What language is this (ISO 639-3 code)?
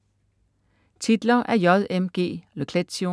dan